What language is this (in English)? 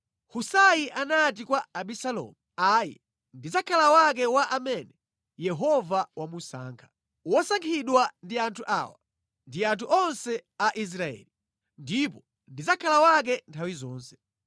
Nyanja